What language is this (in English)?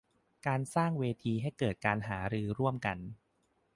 Thai